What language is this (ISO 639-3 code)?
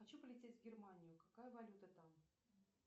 rus